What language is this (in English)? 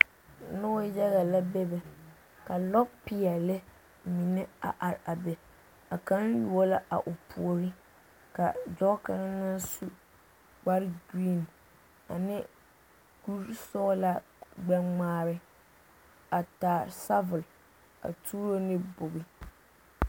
Southern Dagaare